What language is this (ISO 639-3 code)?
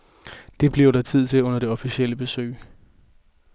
dan